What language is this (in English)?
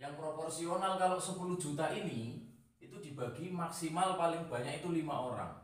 Indonesian